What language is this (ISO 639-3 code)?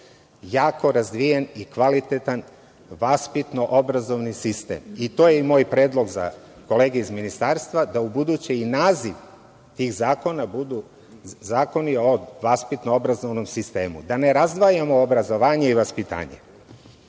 srp